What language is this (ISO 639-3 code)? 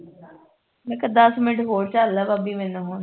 pan